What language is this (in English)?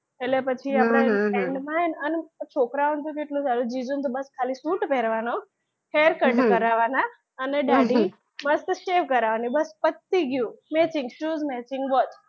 Gujarati